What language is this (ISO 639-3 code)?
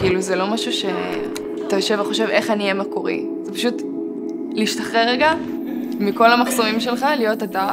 heb